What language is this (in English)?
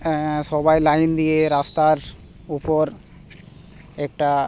Bangla